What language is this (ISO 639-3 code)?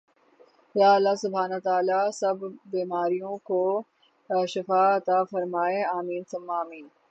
urd